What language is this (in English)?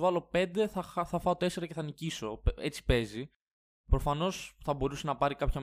Greek